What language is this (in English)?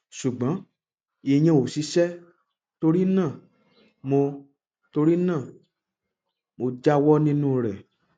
Yoruba